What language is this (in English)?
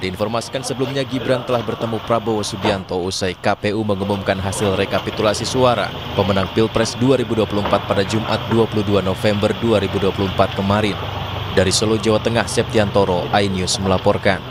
Indonesian